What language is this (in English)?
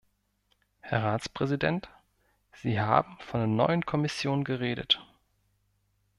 German